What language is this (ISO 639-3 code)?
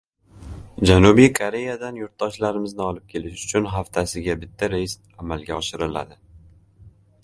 uzb